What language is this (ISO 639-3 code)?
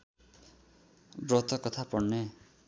nep